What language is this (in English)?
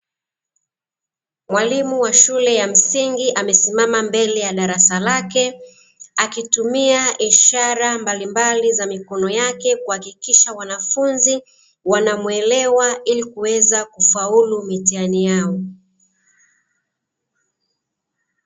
Swahili